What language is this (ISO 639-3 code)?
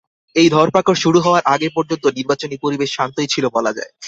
ben